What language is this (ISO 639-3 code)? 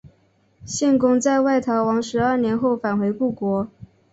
zho